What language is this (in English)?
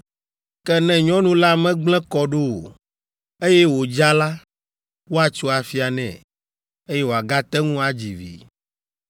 Ewe